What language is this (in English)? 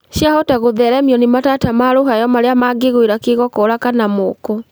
Kikuyu